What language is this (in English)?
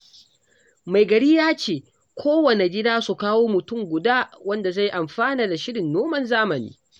Hausa